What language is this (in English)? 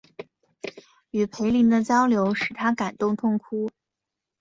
Chinese